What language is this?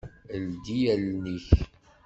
Kabyle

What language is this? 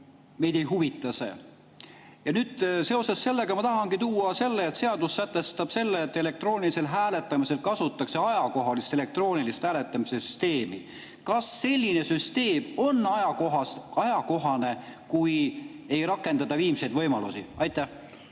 Estonian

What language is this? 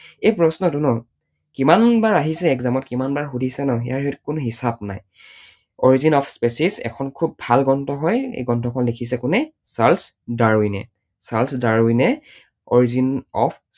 Assamese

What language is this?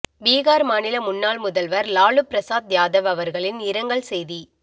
Tamil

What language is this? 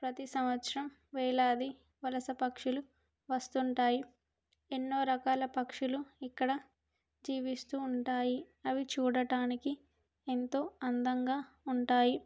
Telugu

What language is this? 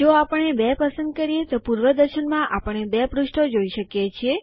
Gujarati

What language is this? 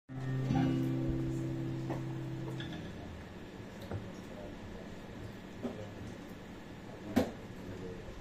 Hebrew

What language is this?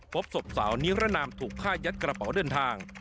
Thai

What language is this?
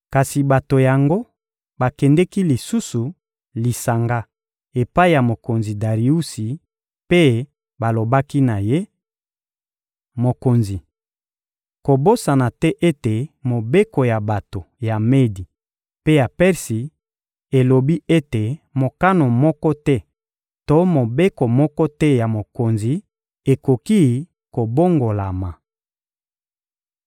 Lingala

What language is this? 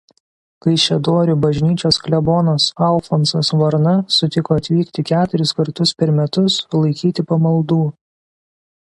Lithuanian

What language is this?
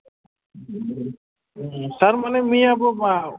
Bodo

